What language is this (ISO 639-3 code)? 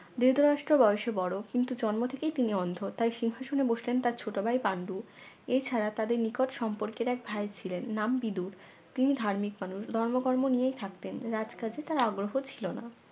ben